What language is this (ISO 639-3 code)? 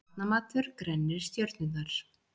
isl